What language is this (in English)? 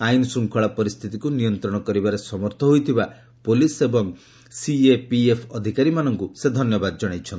Odia